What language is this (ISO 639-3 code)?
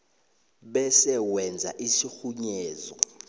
nbl